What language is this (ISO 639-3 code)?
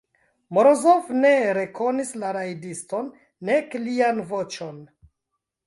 epo